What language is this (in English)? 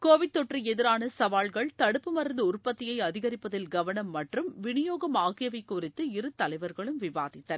Tamil